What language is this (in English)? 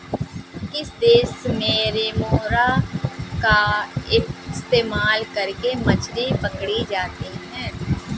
Hindi